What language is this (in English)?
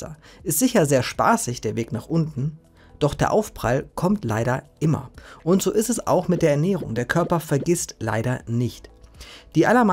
German